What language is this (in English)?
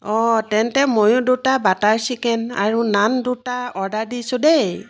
Assamese